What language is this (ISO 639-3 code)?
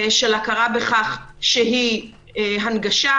heb